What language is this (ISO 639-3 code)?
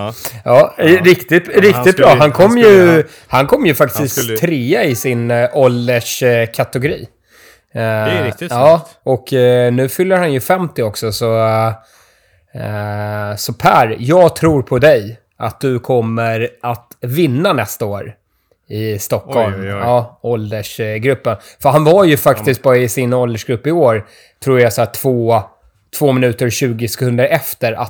swe